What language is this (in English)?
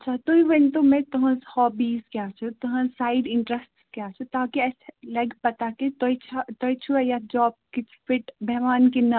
Kashmiri